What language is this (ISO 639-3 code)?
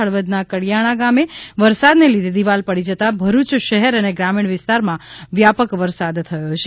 guj